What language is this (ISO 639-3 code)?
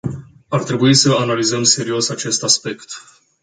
ron